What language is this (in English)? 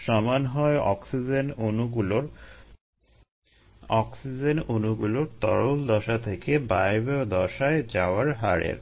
Bangla